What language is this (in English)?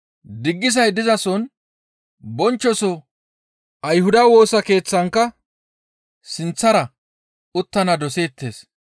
Gamo